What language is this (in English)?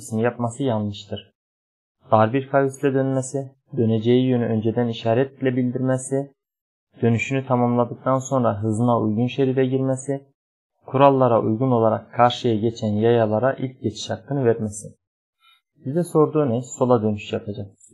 Turkish